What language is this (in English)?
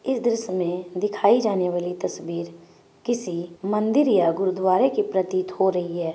Magahi